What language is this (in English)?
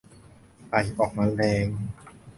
Thai